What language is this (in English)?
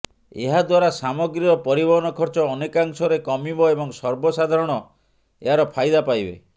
Odia